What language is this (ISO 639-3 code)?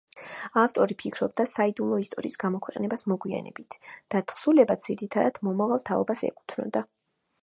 kat